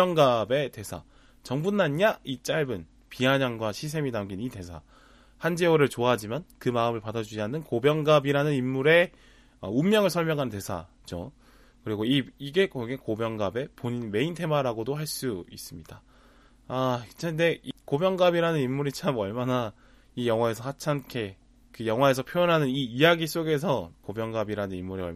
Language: Korean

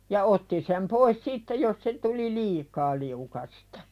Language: Finnish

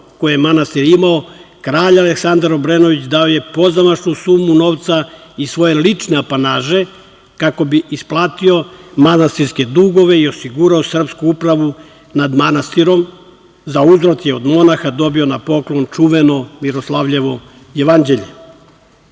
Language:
Serbian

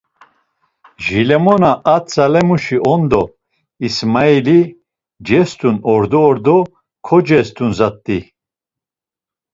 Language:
Laz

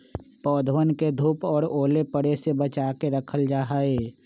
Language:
Magahi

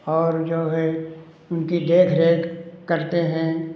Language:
Hindi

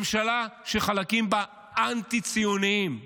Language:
Hebrew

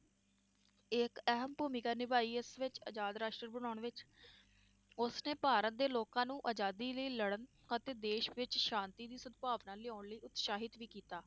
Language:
Punjabi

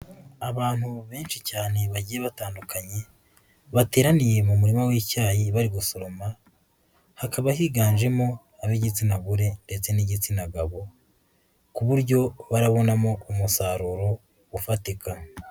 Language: Kinyarwanda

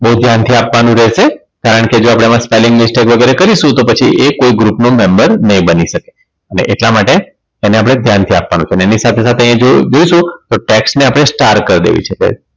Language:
Gujarati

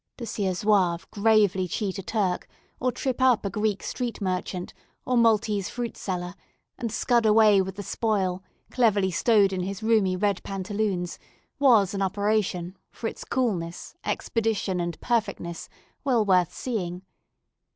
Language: English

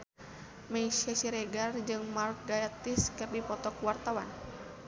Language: Sundanese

